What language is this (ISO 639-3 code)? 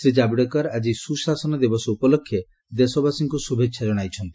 ori